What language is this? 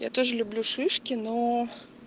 Russian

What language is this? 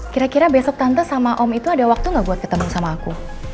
Indonesian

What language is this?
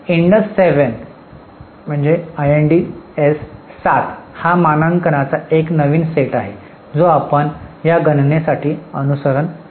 Marathi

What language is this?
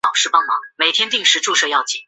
Chinese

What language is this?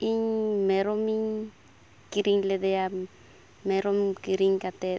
Santali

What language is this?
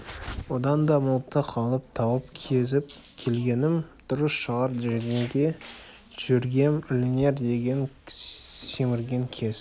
Kazakh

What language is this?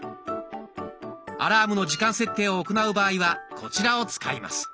Japanese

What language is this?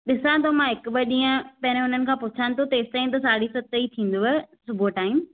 Sindhi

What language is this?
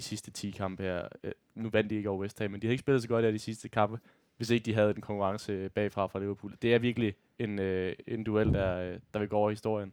Danish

